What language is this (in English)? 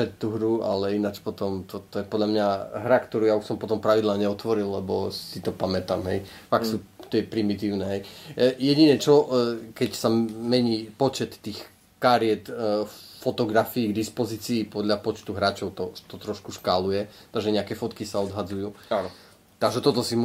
Slovak